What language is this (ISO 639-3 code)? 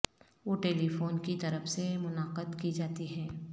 urd